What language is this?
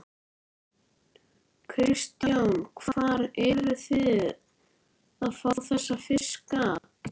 Icelandic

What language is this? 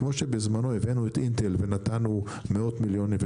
Hebrew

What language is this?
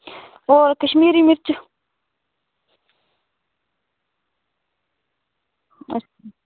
Dogri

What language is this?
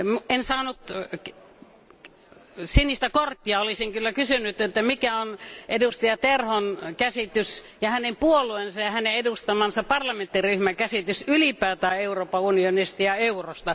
Finnish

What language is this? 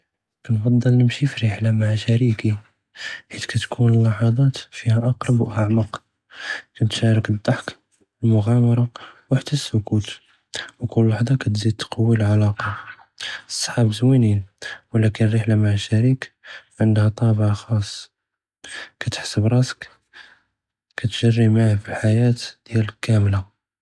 Judeo-Arabic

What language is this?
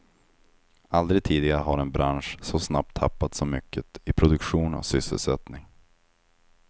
Swedish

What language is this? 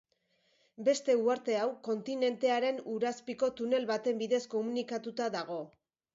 Basque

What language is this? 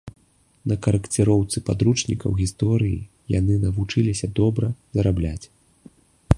Belarusian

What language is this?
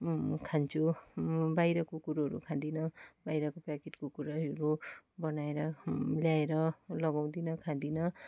Nepali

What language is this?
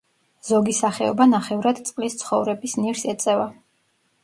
Georgian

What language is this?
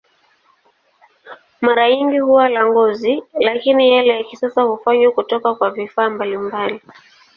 Swahili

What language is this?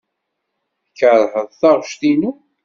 Kabyle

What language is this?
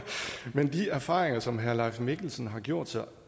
Danish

